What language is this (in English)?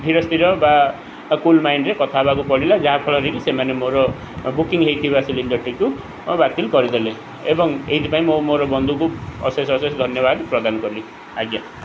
Odia